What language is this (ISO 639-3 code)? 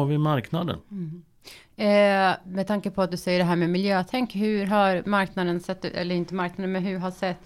swe